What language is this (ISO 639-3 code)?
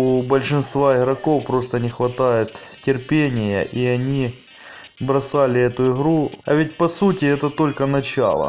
rus